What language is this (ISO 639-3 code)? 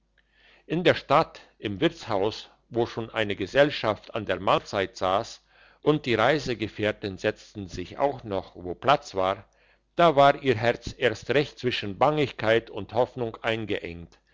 deu